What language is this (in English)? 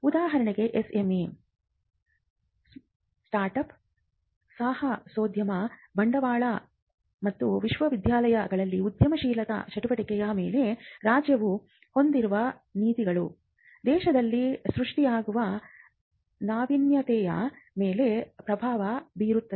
Kannada